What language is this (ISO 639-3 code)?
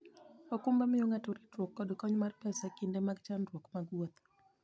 luo